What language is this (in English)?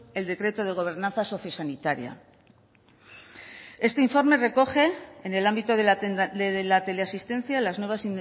Spanish